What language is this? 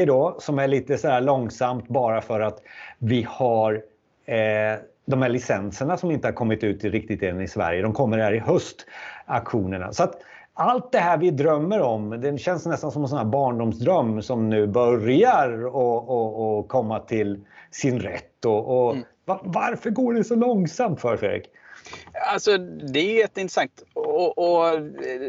Swedish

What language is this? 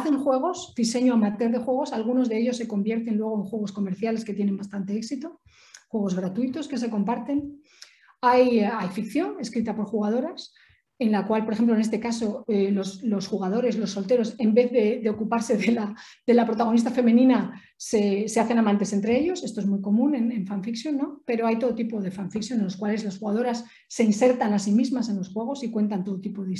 Spanish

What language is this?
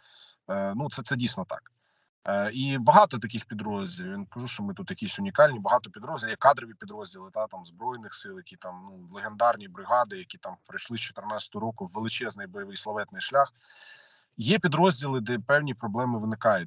Ukrainian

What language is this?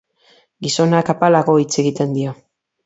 Basque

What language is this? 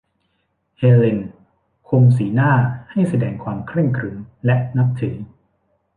Thai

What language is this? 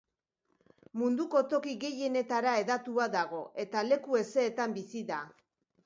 Basque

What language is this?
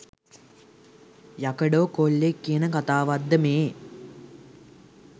Sinhala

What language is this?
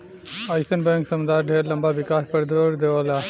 Bhojpuri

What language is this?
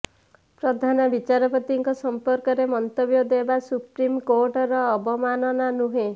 Odia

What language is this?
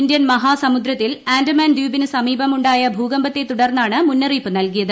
Malayalam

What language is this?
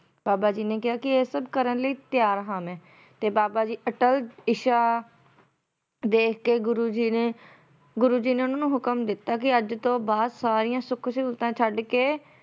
Punjabi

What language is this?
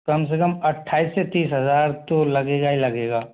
Hindi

